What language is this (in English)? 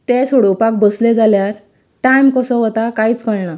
Konkani